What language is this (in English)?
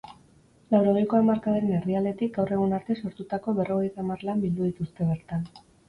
Basque